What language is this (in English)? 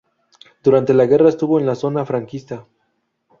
Spanish